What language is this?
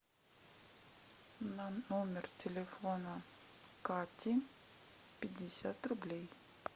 Russian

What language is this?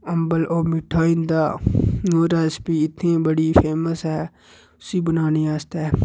Dogri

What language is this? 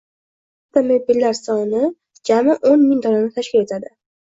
Uzbek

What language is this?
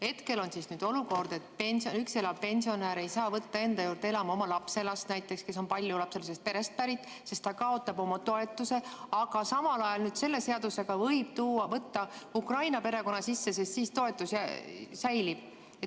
Estonian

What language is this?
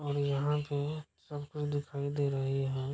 Hindi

